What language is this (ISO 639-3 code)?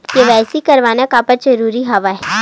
hne